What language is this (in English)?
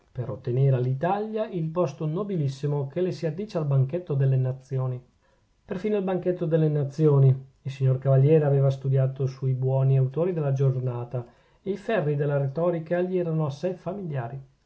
Italian